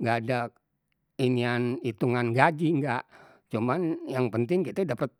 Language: Betawi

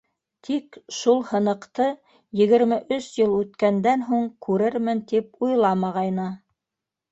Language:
Bashkir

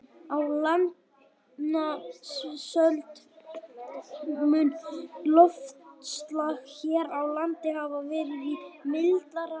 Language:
Icelandic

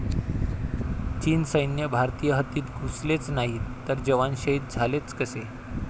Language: Marathi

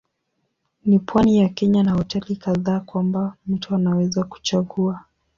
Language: Swahili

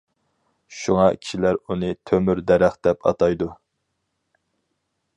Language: Uyghur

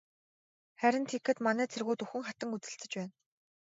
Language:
Mongolian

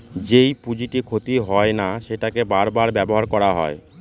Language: Bangla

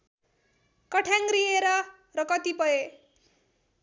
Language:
Nepali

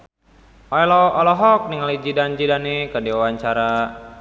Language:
Sundanese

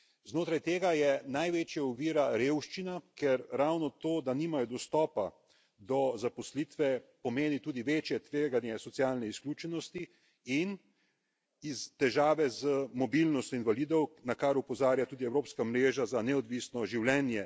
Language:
Slovenian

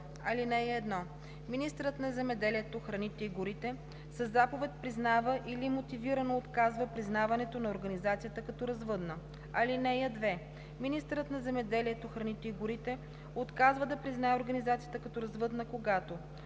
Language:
Bulgarian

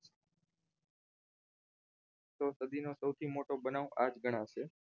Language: Gujarati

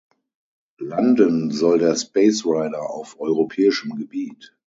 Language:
German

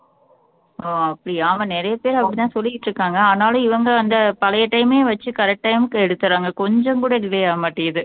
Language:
Tamil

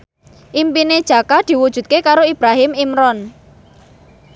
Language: Javanese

